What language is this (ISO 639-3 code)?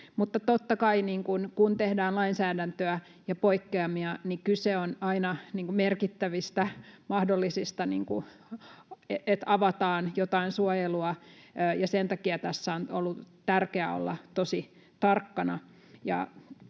fin